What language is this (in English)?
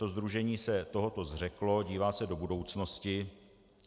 Czech